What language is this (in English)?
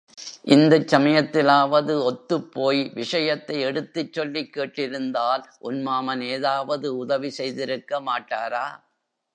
Tamil